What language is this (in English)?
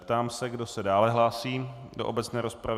Czech